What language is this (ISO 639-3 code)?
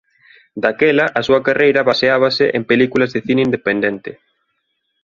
glg